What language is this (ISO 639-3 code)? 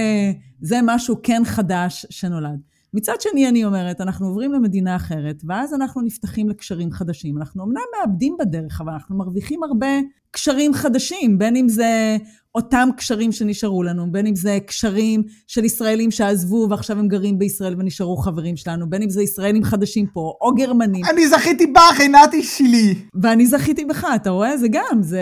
heb